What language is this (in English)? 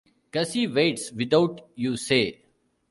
English